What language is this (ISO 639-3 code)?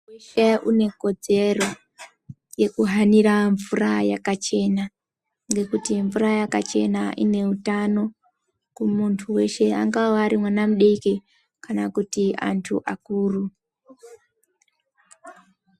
ndc